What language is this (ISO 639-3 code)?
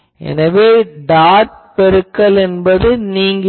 tam